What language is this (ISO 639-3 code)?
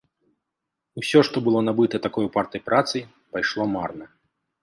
bel